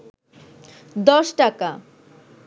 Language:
Bangla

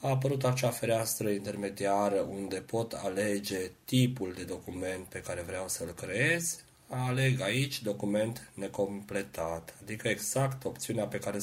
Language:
Romanian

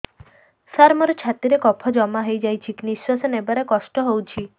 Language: Odia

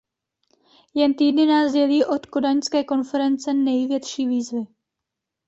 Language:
Czech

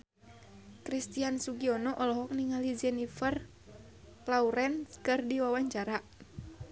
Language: Sundanese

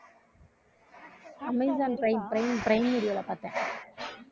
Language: Tamil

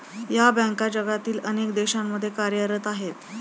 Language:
Marathi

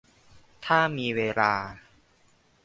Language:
Thai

